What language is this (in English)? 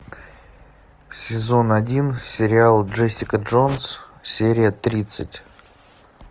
Russian